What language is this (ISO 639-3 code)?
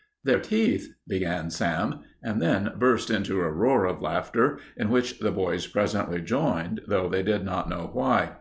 eng